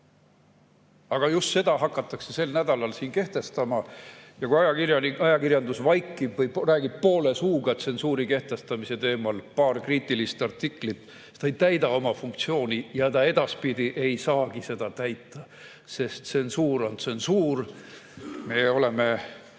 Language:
Estonian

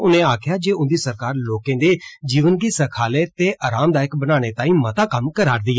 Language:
Dogri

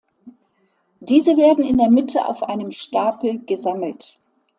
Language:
German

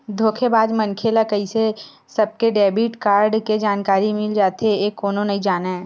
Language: Chhattisgarhi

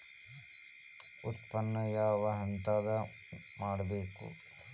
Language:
Kannada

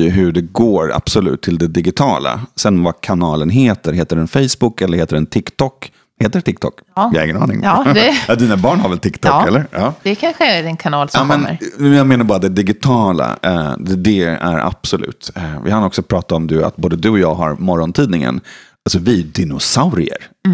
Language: Swedish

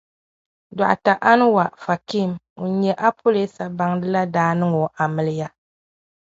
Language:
Dagbani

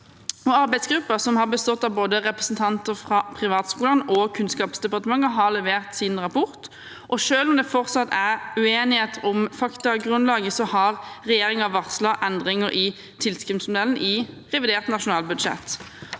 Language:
Norwegian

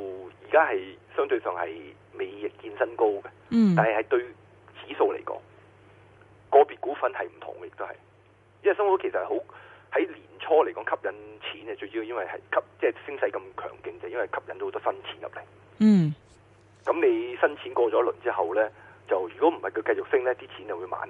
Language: Chinese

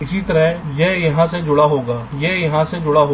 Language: Hindi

